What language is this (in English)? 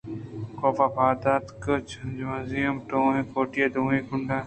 Eastern Balochi